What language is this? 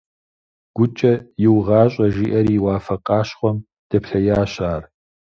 Kabardian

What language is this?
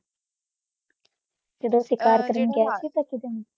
Punjabi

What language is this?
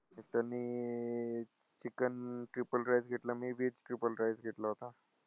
Marathi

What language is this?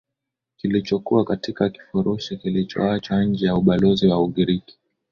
Swahili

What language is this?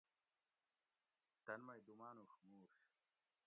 Gawri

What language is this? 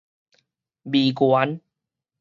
Min Nan Chinese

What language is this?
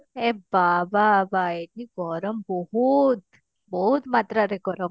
Odia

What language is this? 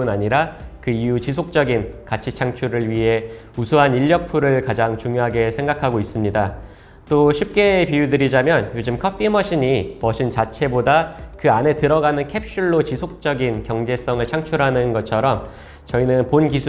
Korean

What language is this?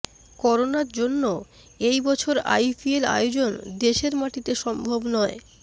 Bangla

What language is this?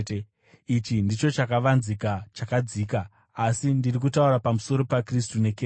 Shona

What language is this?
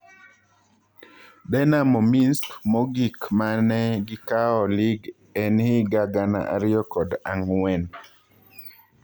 Luo (Kenya and Tanzania)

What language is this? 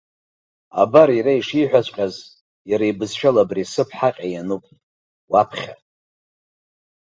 Abkhazian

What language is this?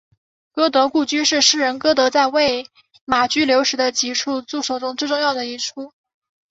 Chinese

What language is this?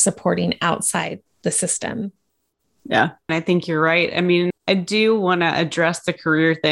English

